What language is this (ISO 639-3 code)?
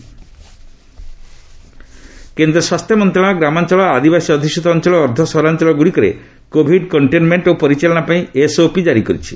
ori